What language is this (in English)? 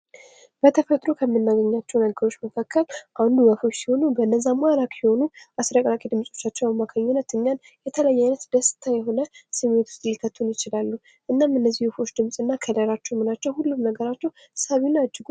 Amharic